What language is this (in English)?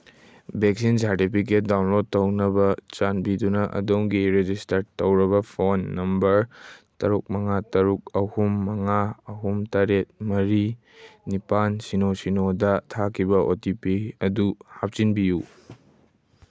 Manipuri